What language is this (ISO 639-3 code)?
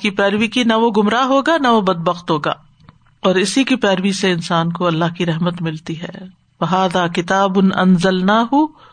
urd